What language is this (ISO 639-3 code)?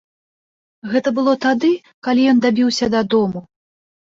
bel